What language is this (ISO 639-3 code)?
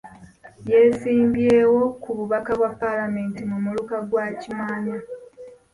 lug